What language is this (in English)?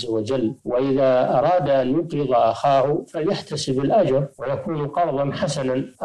Arabic